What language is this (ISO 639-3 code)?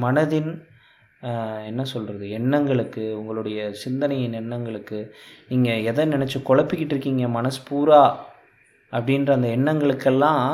tam